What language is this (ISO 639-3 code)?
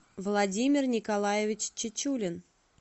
rus